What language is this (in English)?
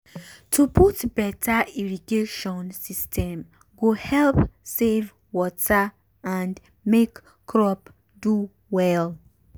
Nigerian Pidgin